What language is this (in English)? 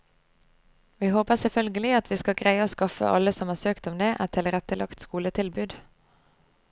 Norwegian